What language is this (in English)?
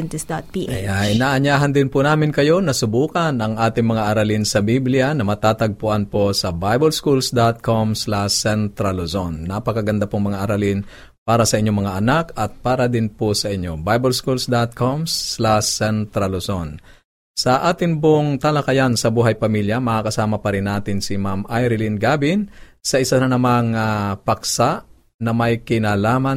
Filipino